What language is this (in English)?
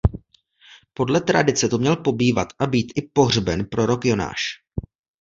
Czech